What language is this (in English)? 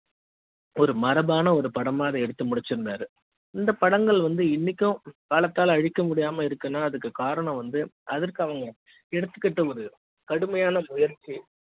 Tamil